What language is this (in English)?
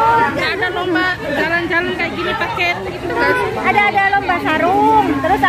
Indonesian